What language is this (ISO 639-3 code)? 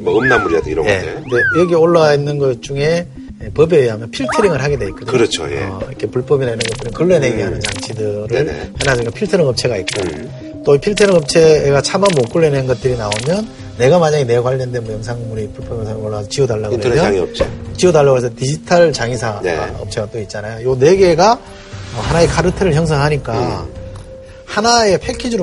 kor